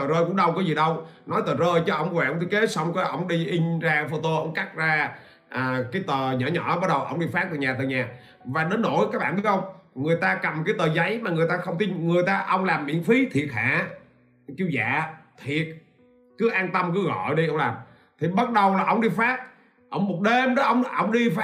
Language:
Vietnamese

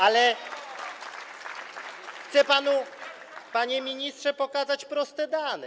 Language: Polish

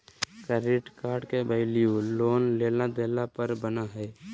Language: Magahi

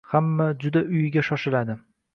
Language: Uzbek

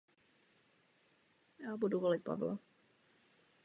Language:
Czech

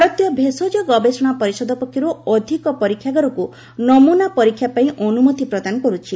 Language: Odia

